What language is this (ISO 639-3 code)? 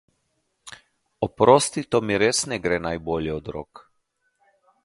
slv